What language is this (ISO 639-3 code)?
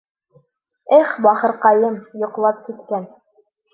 bak